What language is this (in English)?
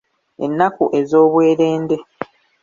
Ganda